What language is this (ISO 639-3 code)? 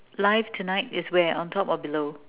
eng